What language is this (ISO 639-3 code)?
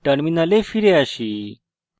ben